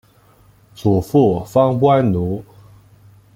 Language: Chinese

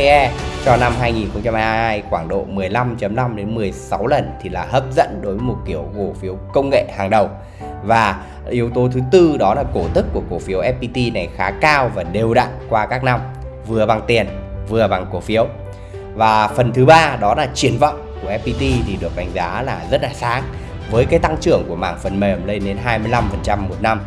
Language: Vietnamese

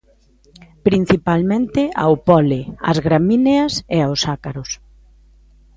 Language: Galician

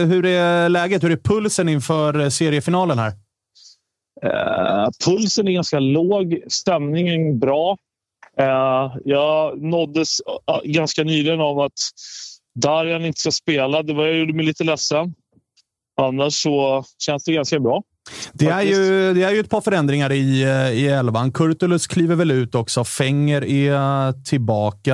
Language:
Swedish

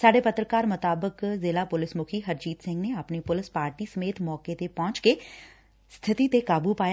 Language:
Punjabi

